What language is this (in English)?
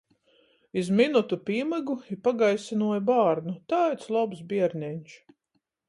Latgalian